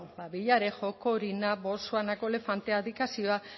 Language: Basque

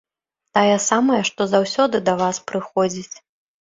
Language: Belarusian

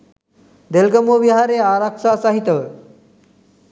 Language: Sinhala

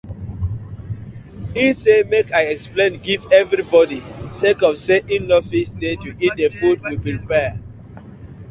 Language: Nigerian Pidgin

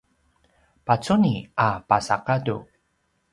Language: Paiwan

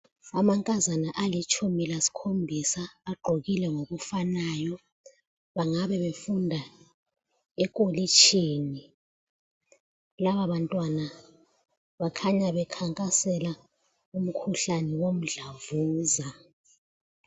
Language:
North Ndebele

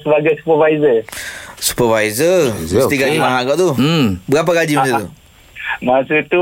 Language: Malay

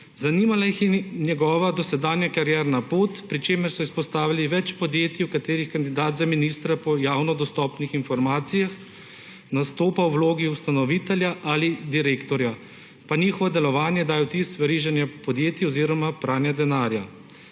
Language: Slovenian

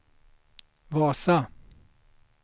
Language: Swedish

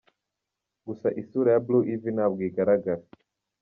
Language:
Kinyarwanda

